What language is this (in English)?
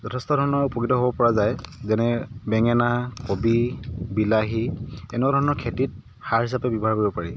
Assamese